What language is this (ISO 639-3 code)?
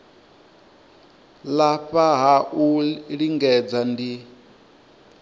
ven